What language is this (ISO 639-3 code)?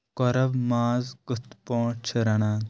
kas